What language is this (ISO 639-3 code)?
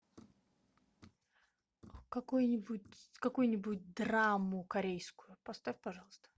rus